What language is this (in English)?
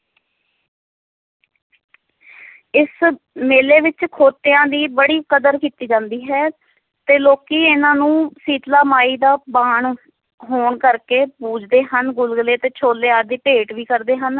Punjabi